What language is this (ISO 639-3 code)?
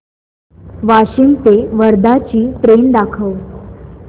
mar